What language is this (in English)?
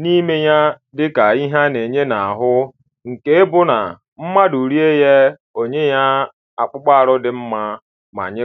Igbo